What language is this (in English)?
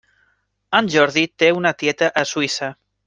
Catalan